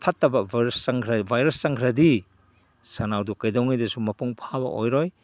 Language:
Manipuri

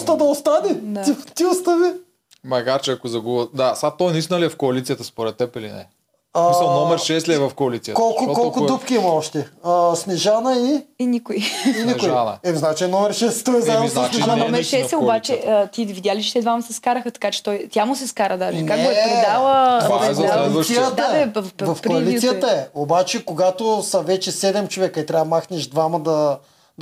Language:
Bulgarian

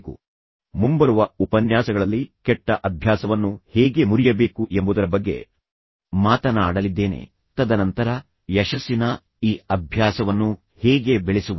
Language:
Kannada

